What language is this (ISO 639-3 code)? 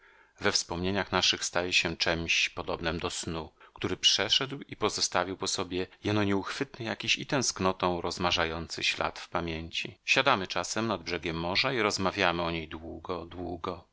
pol